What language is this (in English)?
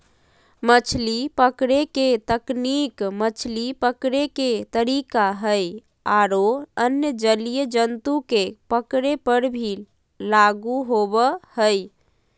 Magahi